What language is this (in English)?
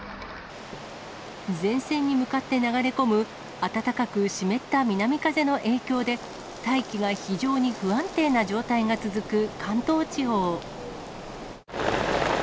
Japanese